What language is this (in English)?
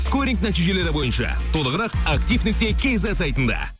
Kazakh